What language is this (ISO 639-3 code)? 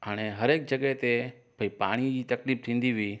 snd